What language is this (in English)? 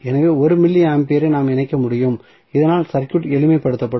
Tamil